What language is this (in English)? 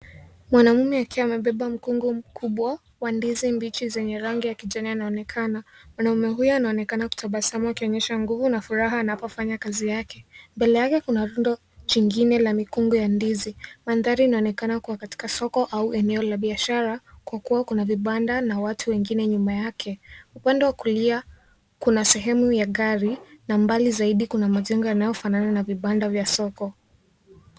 Swahili